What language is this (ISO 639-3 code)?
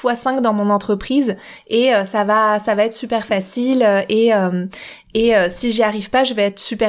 fra